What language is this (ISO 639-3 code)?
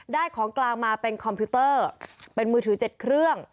tha